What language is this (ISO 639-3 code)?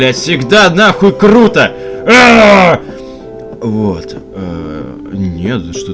rus